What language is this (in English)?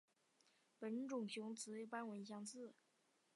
Chinese